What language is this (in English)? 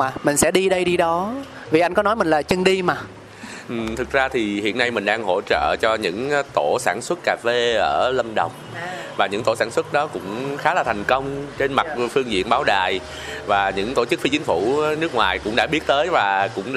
Vietnamese